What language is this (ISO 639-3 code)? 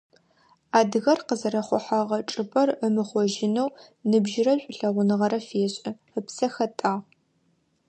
ady